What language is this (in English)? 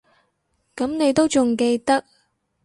Cantonese